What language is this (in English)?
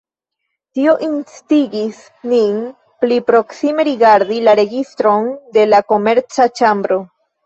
Esperanto